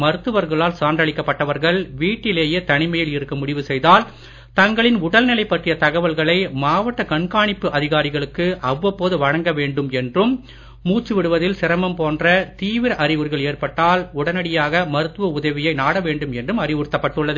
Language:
Tamil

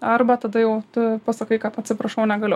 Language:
Lithuanian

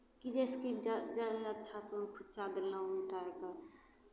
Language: Maithili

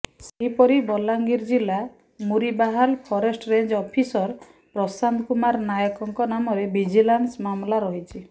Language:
Odia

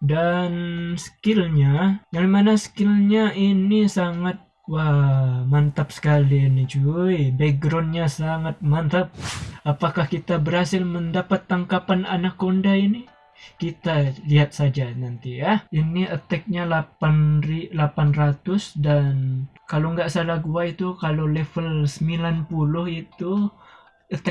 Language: Indonesian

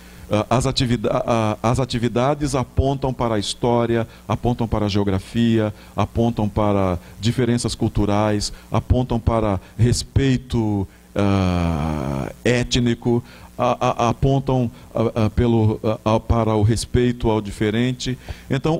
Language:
Portuguese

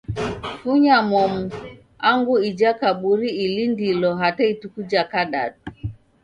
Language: Taita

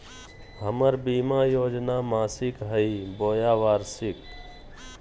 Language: Magahi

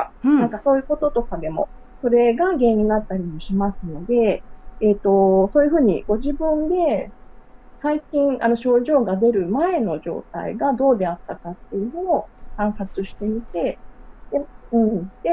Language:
Japanese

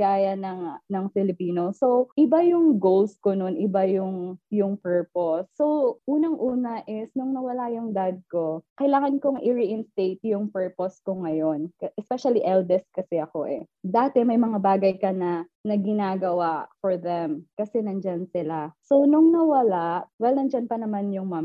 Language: Filipino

